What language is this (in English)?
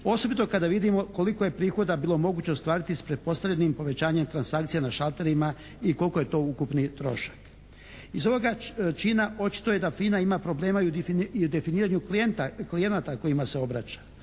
Croatian